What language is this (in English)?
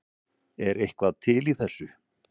Icelandic